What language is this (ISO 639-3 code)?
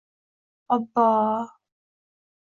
uzb